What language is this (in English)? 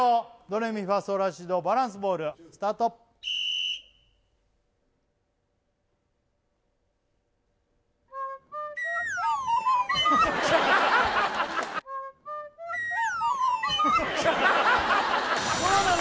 Japanese